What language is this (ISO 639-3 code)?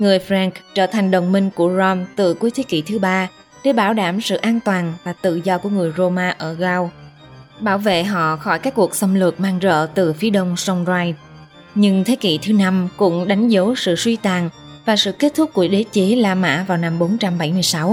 vie